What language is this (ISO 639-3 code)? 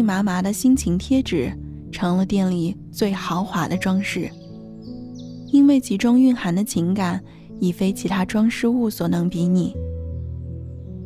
zho